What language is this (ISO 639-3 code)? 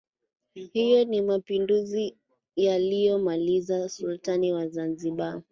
swa